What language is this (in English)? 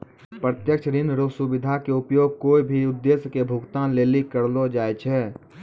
Maithili